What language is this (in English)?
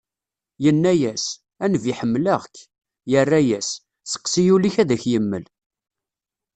Kabyle